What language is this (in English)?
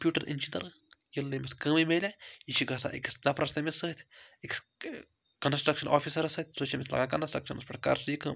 Kashmiri